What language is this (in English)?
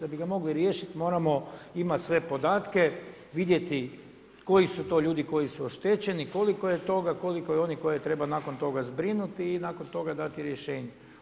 Croatian